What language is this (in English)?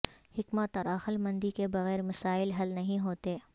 Urdu